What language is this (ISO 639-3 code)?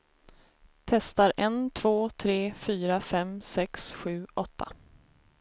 swe